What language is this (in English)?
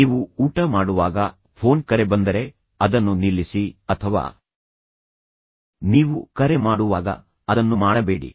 Kannada